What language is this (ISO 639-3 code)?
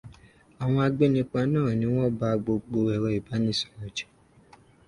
yor